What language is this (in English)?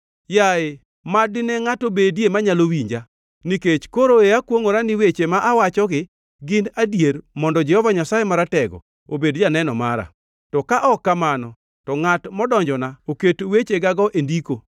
Luo (Kenya and Tanzania)